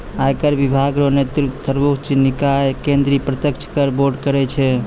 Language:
Maithili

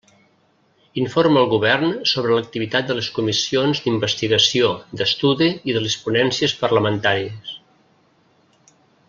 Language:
Catalan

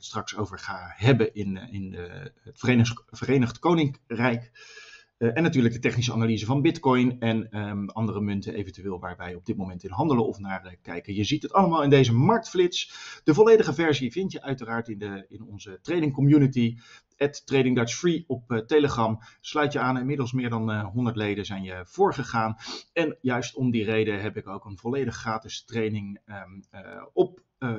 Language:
Dutch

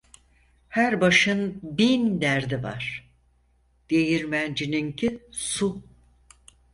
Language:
Turkish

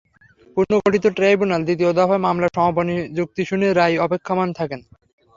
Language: Bangla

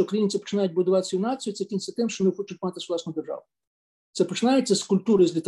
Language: Ukrainian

